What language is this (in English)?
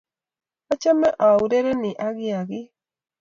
Kalenjin